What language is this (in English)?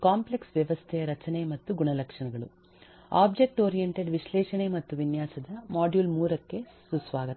Kannada